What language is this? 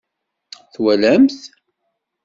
Kabyle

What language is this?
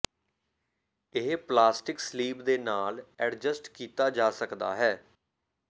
Punjabi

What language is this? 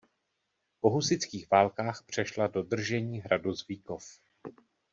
Czech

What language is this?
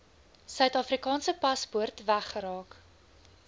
Afrikaans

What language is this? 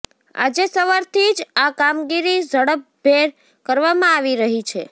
Gujarati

